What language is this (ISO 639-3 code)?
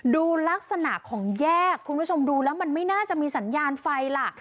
tha